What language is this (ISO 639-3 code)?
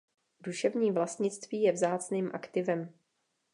ces